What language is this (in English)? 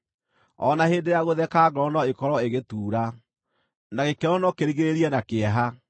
Kikuyu